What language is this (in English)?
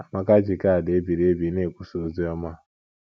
Igbo